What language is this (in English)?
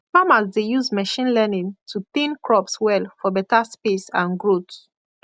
Nigerian Pidgin